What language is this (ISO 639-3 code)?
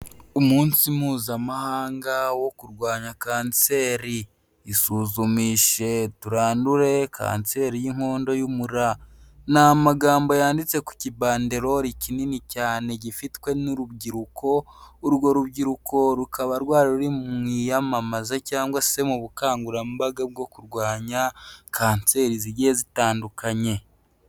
kin